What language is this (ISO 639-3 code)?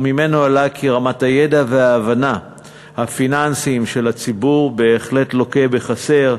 heb